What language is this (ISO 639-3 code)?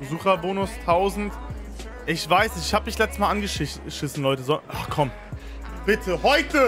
deu